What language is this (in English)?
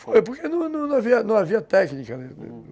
Portuguese